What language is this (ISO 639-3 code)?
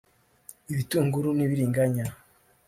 kin